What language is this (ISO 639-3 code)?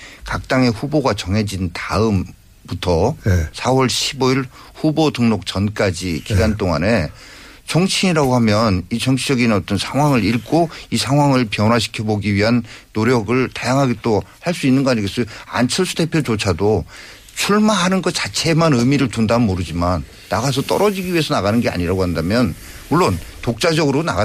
kor